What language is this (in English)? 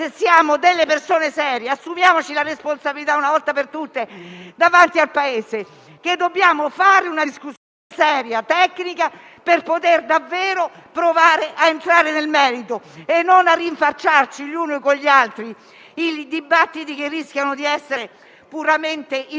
Italian